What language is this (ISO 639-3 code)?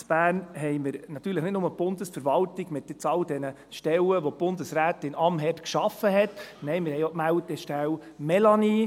gsw